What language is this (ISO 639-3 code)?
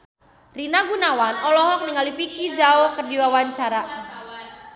sun